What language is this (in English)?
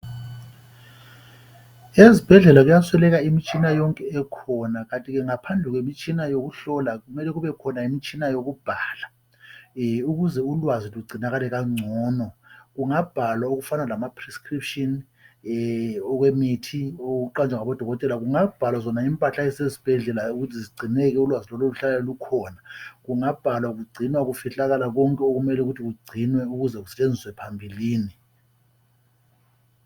North Ndebele